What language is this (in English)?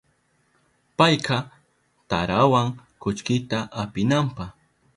Southern Pastaza Quechua